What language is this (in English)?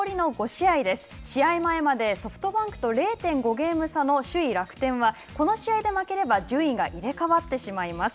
Japanese